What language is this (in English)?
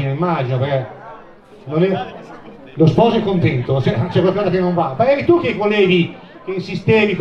Italian